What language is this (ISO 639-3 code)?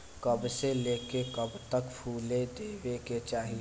bho